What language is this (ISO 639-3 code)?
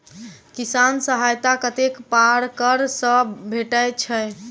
mai